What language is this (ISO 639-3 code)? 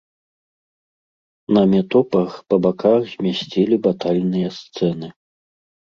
bel